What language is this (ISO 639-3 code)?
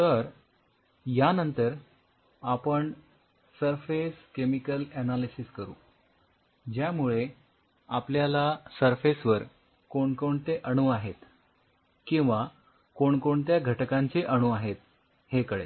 mar